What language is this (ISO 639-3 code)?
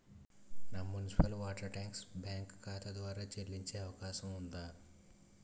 tel